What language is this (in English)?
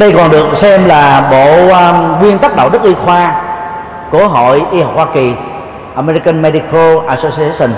Vietnamese